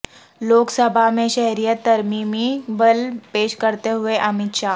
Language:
Urdu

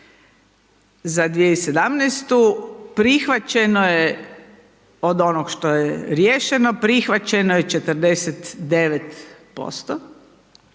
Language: Croatian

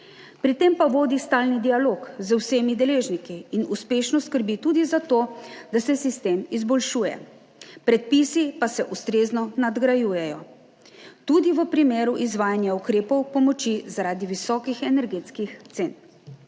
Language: Slovenian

